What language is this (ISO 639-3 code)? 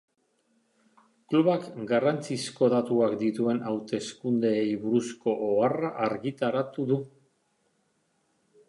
eus